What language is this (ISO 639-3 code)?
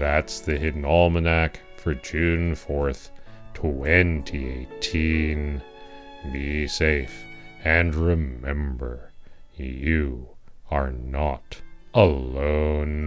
eng